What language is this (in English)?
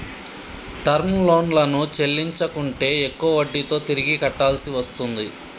Telugu